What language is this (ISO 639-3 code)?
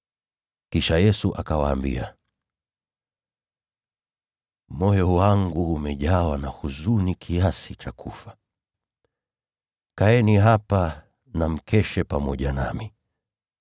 swa